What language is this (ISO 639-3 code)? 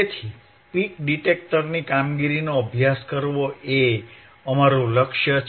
guj